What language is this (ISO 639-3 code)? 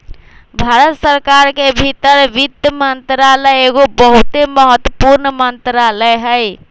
mag